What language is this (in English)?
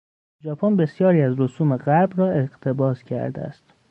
Persian